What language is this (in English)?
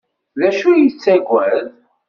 Kabyle